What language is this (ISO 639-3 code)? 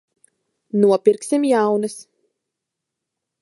lav